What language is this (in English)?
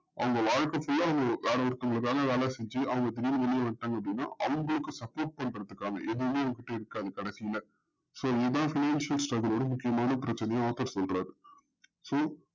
Tamil